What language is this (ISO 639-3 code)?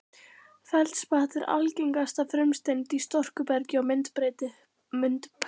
isl